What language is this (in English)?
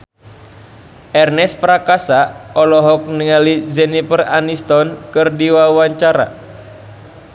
Sundanese